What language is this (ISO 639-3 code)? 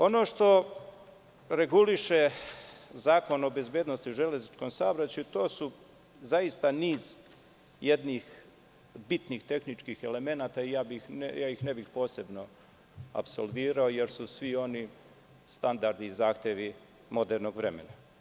srp